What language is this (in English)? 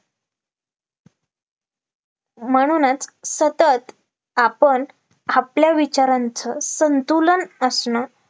Marathi